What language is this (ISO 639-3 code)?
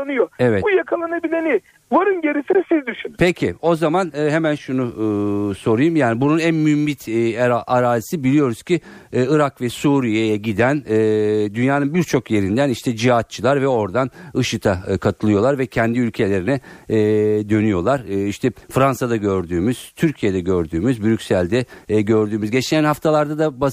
tur